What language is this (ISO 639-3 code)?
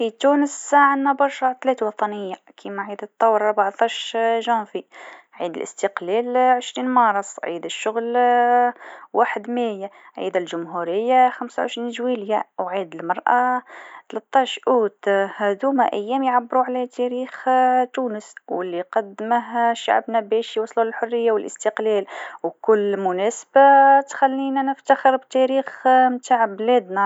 aeb